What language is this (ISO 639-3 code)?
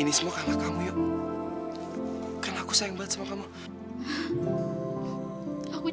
ind